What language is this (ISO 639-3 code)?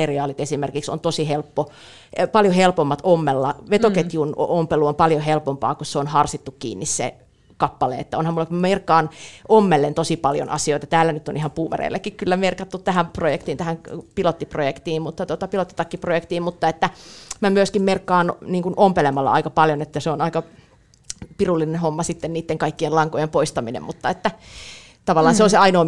fin